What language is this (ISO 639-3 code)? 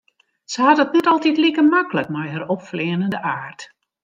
fry